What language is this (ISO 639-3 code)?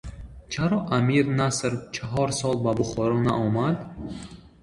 tgk